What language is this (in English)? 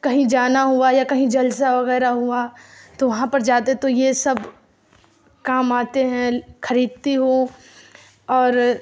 Urdu